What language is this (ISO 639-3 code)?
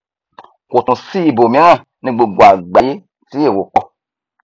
yor